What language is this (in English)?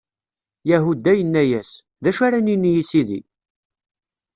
Kabyle